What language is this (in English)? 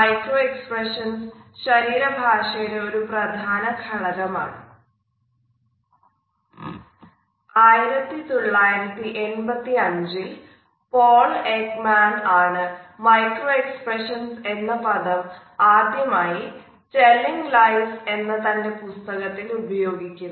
Malayalam